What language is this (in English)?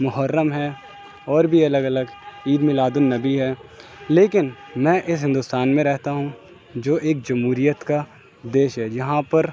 Urdu